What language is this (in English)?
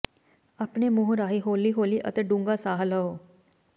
Punjabi